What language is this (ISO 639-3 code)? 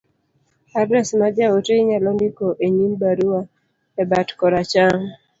luo